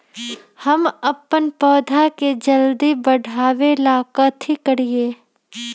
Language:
Magahi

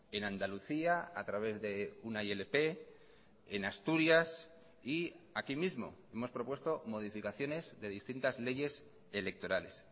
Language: Spanish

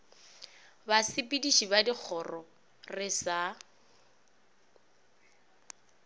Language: Northern Sotho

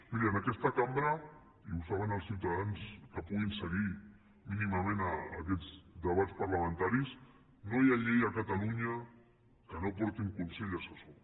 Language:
Catalan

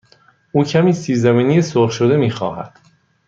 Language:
Persian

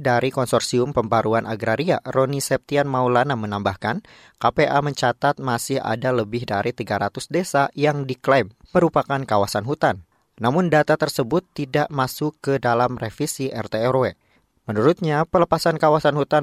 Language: Indonesian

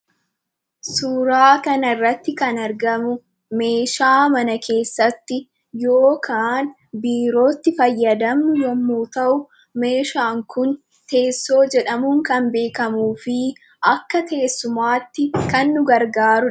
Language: Oromo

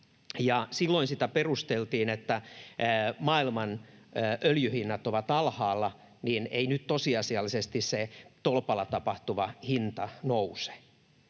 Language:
Finnish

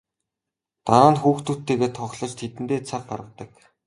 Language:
Mongolian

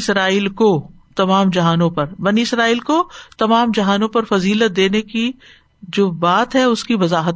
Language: Urdu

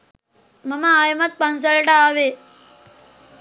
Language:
Sinhala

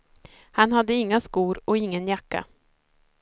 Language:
Swedish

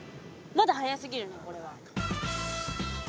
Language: Japanese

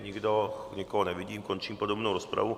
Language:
Czech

